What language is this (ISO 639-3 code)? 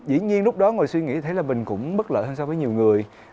vie